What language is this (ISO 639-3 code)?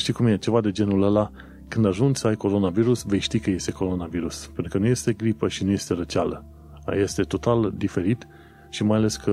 ron